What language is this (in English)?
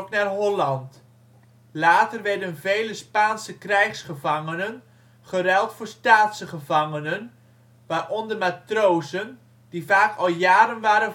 Dutch